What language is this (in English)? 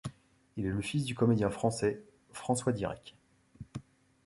French